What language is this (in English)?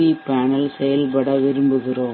Tamil